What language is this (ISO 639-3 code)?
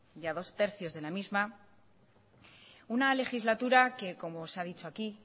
spa